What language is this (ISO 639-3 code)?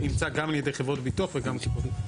heb